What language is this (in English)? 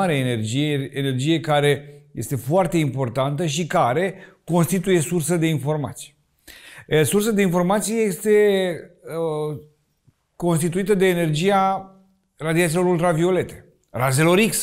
Romanian